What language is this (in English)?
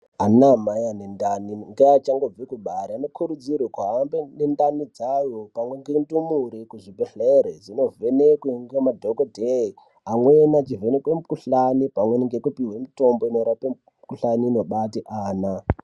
Ndau